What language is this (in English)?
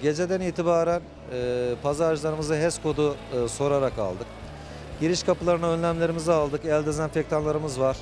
Turkish